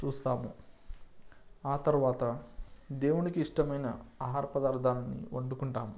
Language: Telugu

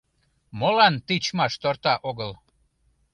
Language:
Mari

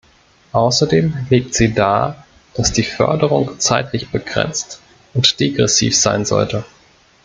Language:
German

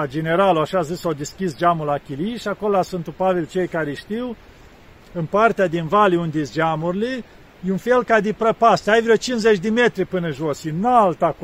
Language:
Romanian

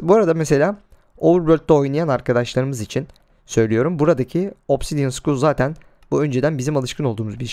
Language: Turkish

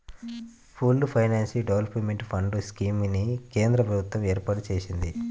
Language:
Telugu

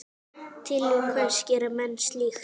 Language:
Icelandic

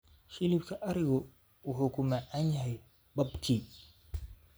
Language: Somali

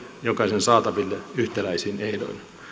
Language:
Finnish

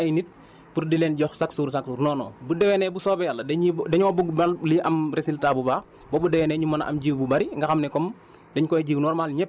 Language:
Wolof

